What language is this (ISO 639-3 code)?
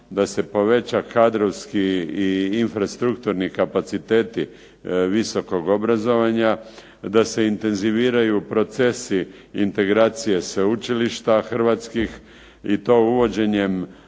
hrv